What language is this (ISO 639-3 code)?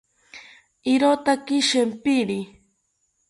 cpy